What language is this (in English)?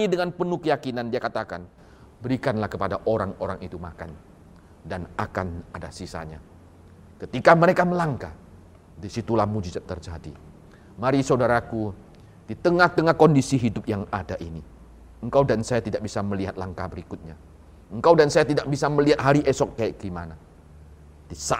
Indonesian